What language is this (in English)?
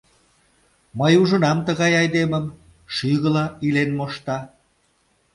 Mari